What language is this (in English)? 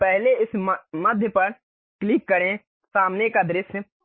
Hindi